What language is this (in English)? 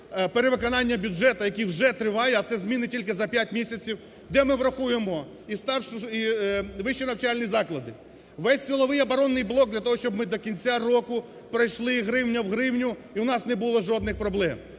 Ukrainian